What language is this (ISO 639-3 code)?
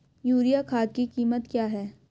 hin